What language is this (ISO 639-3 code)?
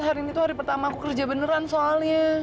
ind